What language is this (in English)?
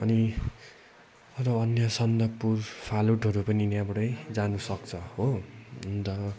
Nepali